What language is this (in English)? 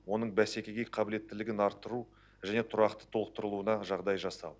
Kazakh